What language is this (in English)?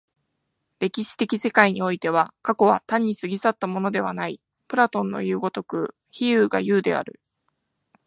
Japanese